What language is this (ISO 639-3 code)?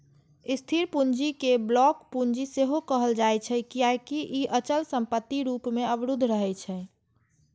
mai